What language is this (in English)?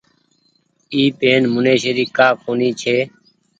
Goaria